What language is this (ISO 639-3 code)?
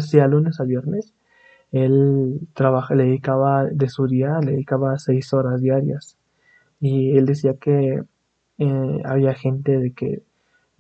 spa